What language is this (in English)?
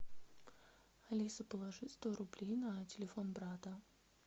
Russian